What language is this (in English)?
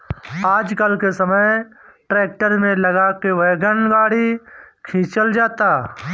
Bhojpuri